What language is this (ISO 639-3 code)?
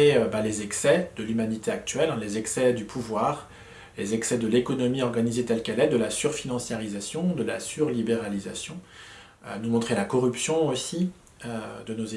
fra